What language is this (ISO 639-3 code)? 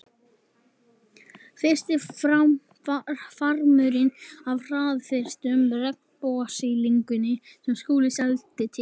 isl